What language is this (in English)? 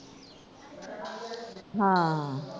Punjabi